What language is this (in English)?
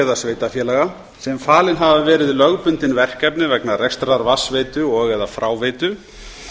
Icelandic